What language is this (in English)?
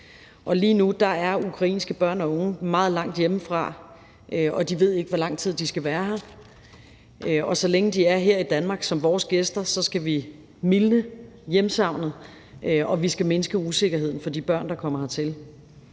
Danish